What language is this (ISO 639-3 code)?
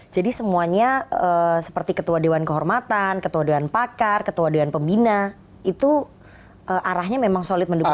ind